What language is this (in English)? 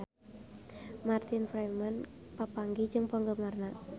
Sundanese